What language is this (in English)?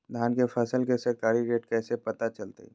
Magahi